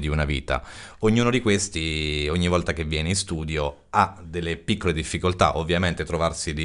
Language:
Italian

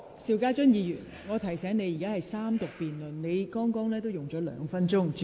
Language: Cantonese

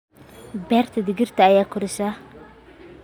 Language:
Somali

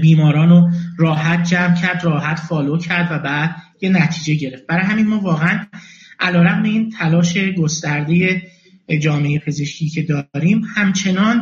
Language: Persian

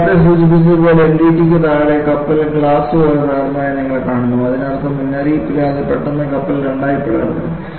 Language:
Malayalam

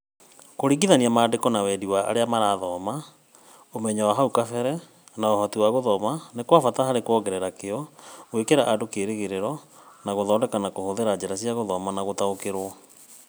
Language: Kikuyu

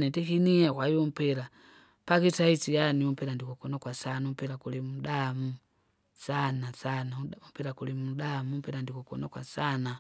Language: Kinga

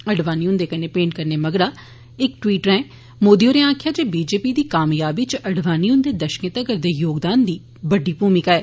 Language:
Dogri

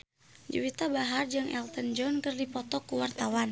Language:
Sundanese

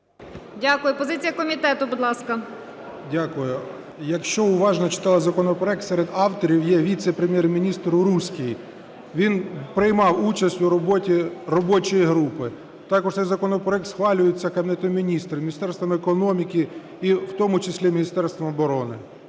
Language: Ukrainian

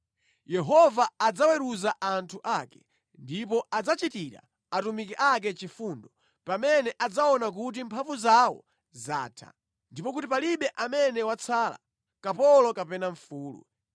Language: Nyanja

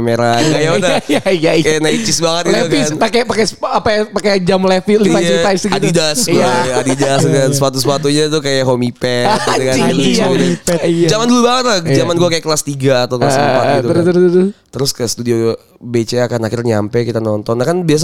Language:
Indonesian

